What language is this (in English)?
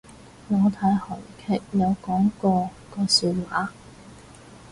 Cantonese